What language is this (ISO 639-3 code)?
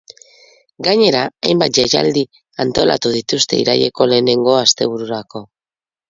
eus